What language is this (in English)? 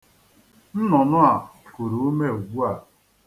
Igbo